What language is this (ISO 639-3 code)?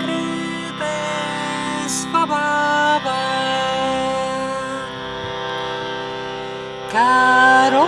ita